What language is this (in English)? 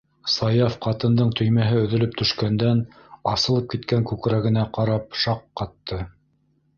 Bashkir